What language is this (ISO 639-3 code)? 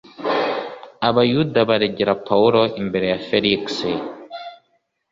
kin